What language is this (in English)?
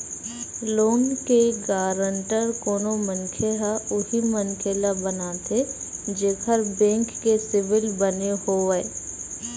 Chhattisgarhi